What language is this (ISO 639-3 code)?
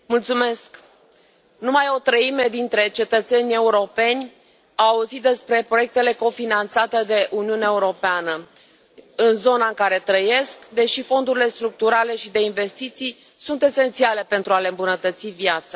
ron